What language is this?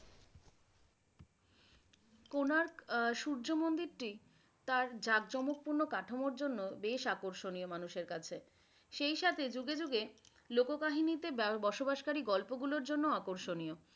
Bangla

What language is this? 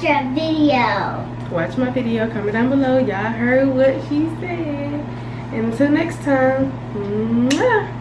English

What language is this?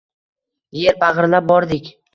Uzbek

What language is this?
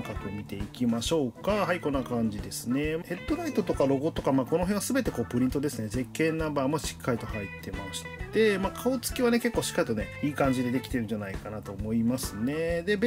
Japanese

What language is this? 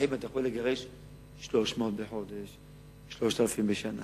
Hebrew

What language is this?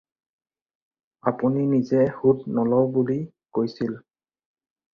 Assamese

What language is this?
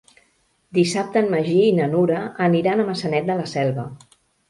Catalan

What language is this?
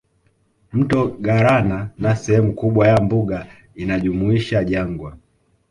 Swahili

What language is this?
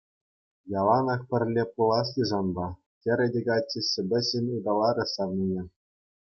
Chuvash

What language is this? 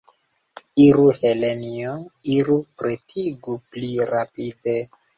Esperanto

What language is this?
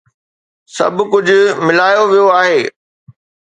Sindhi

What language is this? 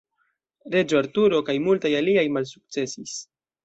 Esperanto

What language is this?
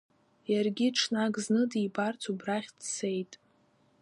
Abkhazian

